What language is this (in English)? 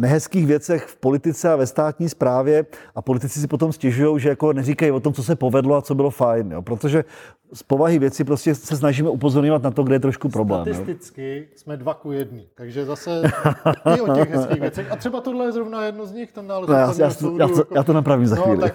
Czech